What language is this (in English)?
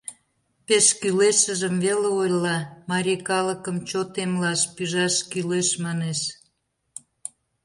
Mari